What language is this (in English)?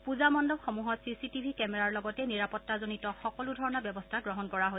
Assamese